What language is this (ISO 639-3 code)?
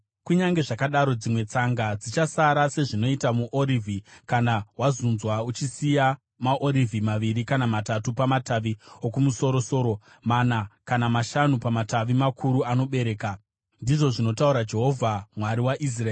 sna